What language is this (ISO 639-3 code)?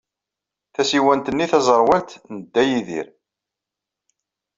kab